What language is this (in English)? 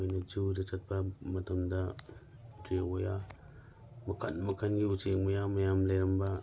Manipuri